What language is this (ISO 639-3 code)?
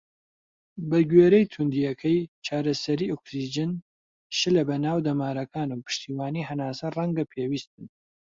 ckb